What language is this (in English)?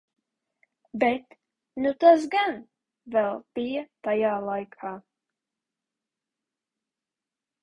Latvian